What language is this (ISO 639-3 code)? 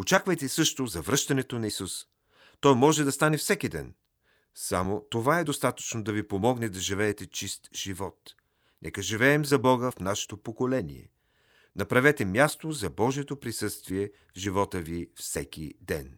bul